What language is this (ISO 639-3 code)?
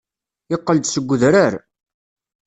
kab